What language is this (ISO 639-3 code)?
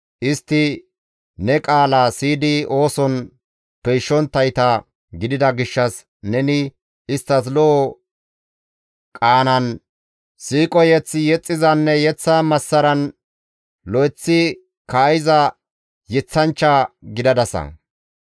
gmv